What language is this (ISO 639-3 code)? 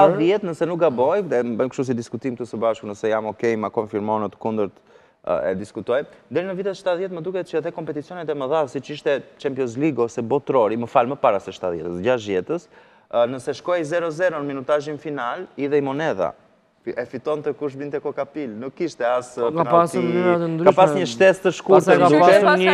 ron